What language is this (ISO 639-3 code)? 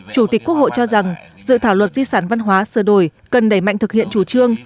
vie